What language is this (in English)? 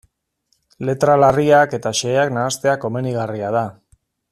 Basque